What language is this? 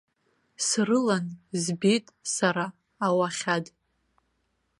Abkhazian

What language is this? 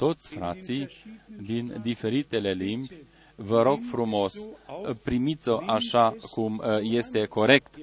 Romanian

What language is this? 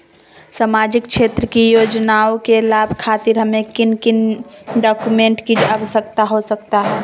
Magahi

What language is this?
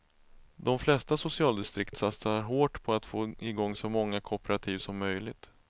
Swedish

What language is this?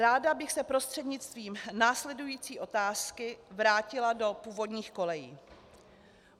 Czech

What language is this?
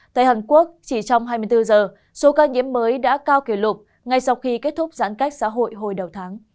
Vietnamese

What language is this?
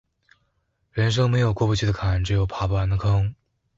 Chinese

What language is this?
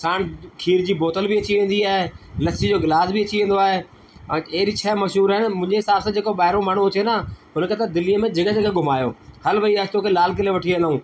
Sindhi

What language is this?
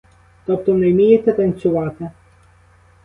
Ukrainian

